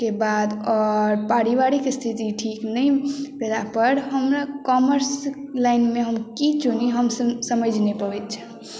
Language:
Maithili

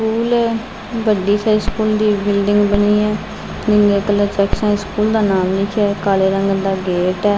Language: Punjabi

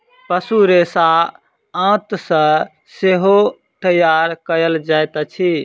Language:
Maithili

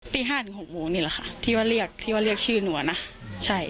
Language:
Thai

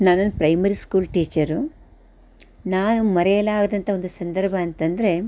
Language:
Kannada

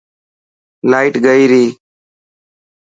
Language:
Dhatki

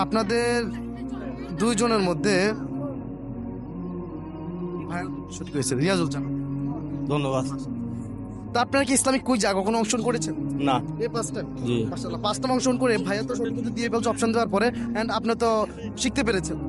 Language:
Romanian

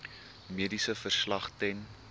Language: Afrikaans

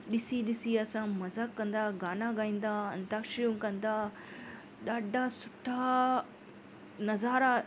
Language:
Sindhi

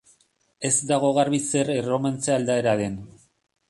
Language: Basque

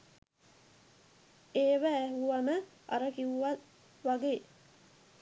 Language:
Sinhala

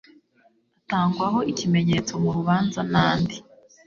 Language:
Kinyarwanda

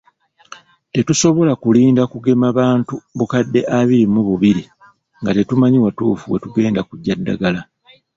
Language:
Ganda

